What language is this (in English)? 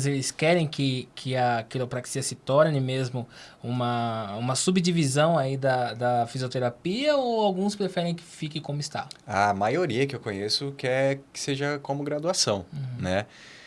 Portuguese